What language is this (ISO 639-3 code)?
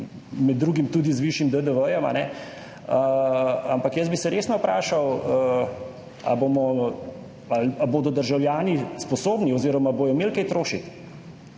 slv